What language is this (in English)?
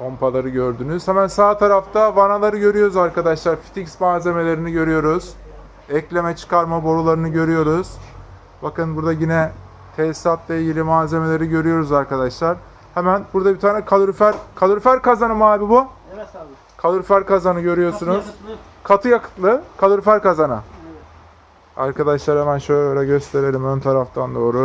Turkish